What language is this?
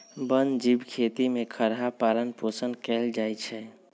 Magahi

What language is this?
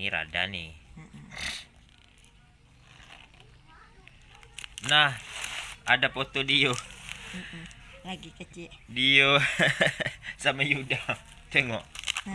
Indonesian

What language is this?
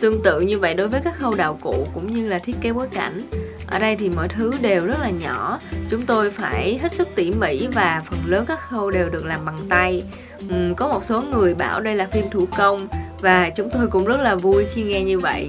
Vietnamese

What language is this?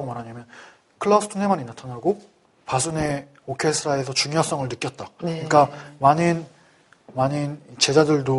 Korean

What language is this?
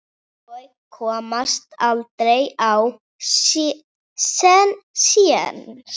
Icelandic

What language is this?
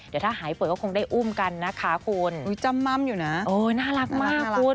Thai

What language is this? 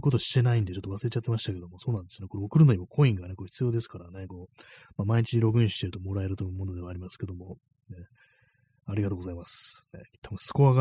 Japanese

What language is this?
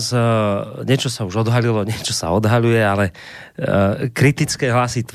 Slovak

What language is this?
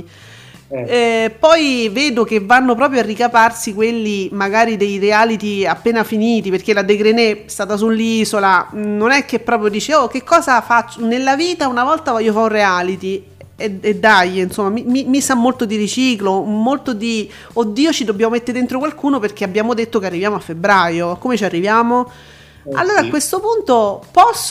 Italian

